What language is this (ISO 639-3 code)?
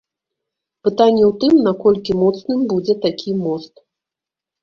bel